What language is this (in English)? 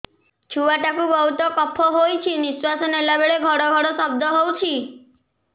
Odia